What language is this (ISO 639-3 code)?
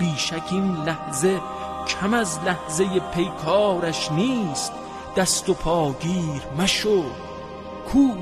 fas